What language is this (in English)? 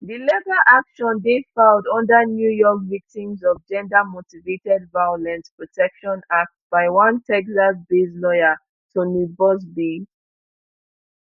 Nigerian Pidgin